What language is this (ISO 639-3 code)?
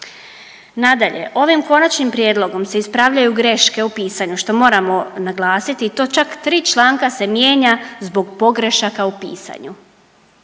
hrv